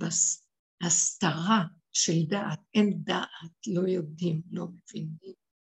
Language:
Hebrew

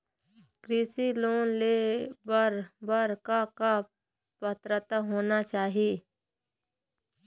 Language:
Chhattisgarhi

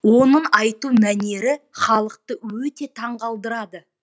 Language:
Kazakh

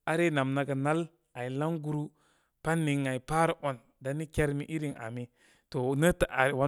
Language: Koma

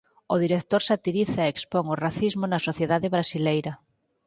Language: Galician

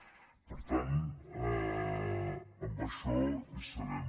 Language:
Catalan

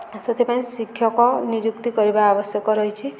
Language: Odia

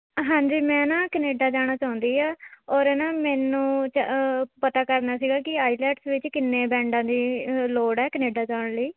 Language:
Punjabi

